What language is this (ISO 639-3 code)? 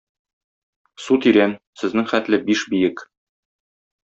tat